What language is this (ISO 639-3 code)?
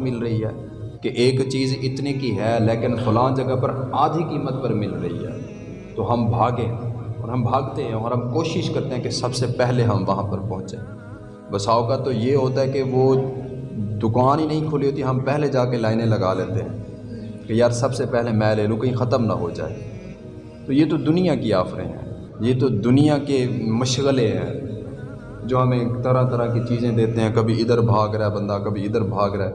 urd